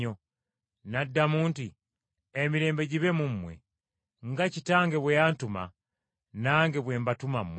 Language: Ganda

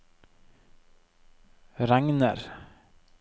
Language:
Norwegian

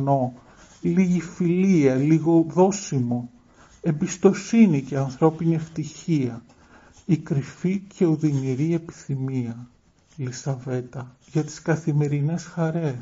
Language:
Greek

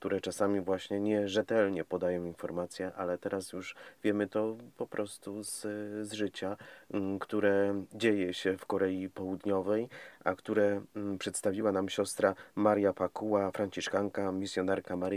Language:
Polish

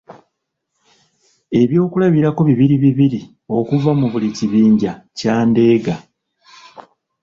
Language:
Ganda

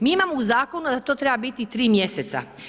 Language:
Croatian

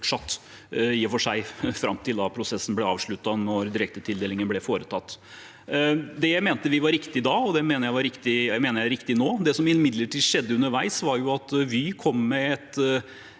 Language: Norwegian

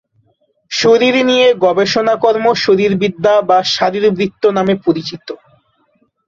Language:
Bangla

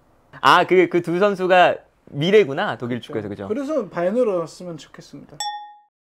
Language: Korean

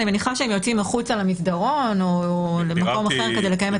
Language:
Hebrew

